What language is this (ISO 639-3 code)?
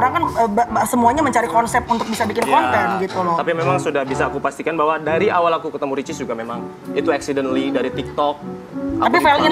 ind